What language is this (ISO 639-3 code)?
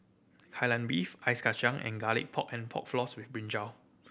eng